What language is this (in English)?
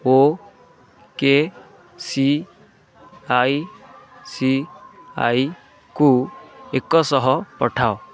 Odia